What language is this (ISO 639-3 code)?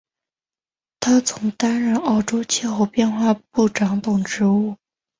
zho